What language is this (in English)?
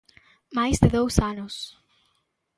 Galician